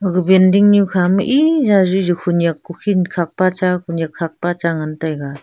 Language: Wancho Naga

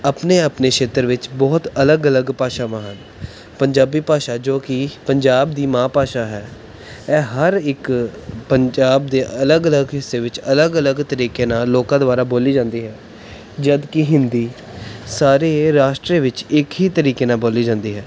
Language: Punjabi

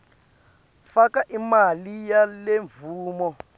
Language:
Swati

